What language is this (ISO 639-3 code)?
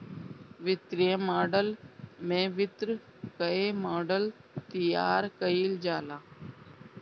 bho